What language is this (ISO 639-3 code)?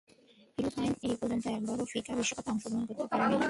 ben